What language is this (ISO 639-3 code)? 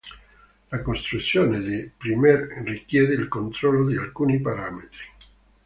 ita